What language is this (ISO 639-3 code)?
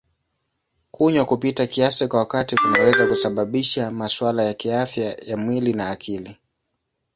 swa